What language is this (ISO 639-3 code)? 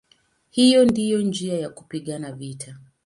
swa